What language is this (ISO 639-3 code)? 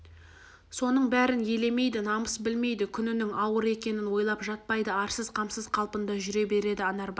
kaz